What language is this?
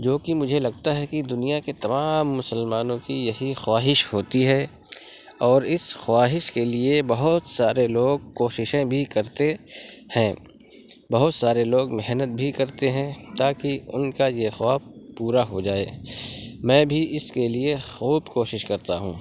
Urdu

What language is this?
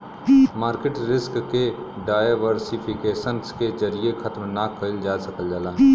Bhojpuri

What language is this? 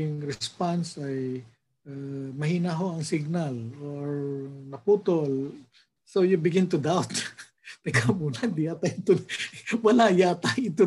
Filipino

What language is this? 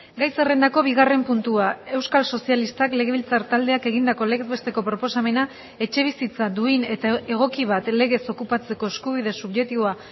Basque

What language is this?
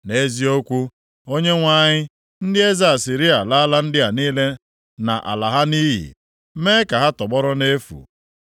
Igbo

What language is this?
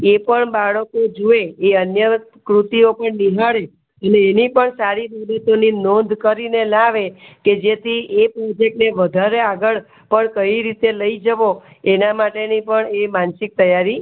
Gujarati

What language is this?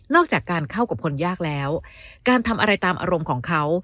Thai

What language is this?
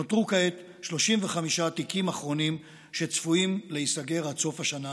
Hebrew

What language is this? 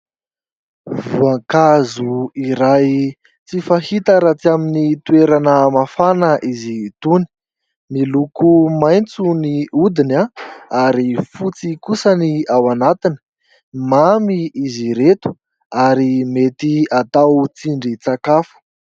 Malagasy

